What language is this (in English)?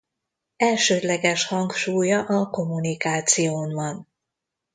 Hungarian